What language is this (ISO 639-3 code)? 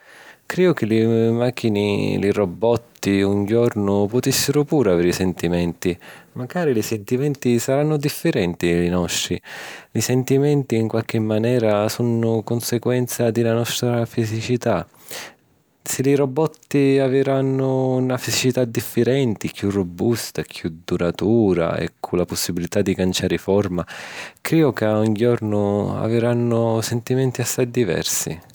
scn